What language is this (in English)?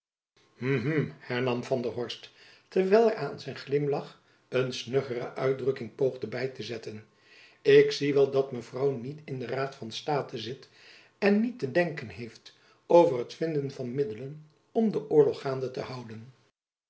Dutch